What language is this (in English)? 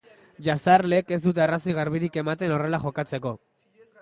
Basque